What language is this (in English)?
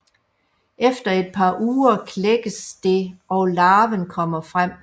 Danish